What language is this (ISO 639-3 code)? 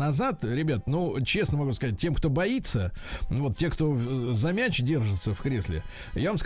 rus